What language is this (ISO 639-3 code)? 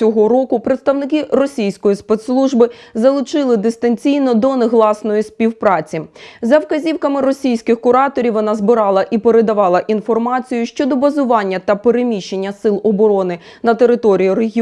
ukr